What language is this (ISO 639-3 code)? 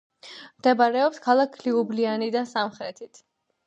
kat